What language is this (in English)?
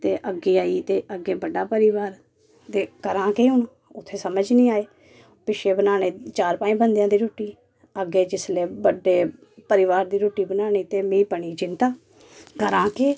Dogri